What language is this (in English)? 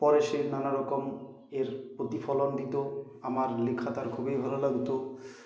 Bangla